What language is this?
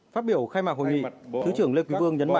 Vietnamese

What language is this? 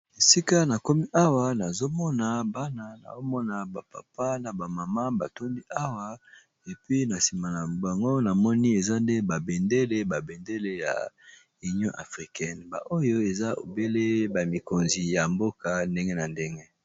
Lingala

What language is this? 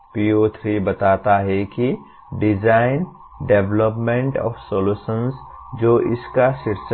Hindi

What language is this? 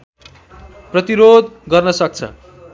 Nepali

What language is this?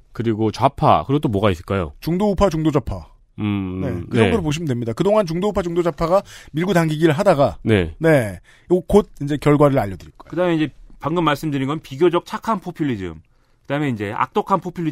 Korean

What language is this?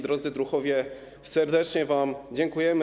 Polish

